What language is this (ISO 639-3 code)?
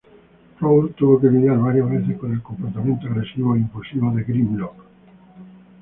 spa